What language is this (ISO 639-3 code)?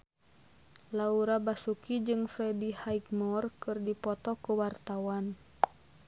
sun